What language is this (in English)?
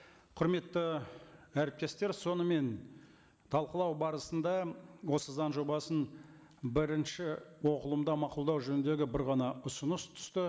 Kazakh